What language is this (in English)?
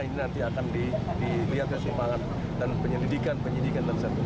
Indonesian